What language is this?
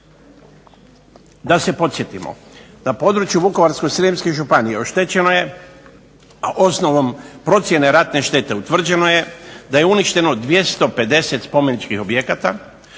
Croatian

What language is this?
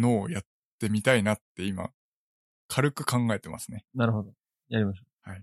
Japanese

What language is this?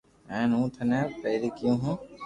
Loarki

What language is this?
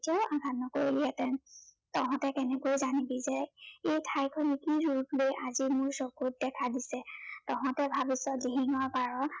Assamese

